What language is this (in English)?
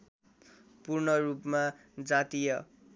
Nepali